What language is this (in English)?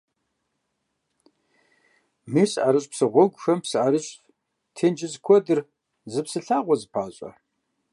Kabardian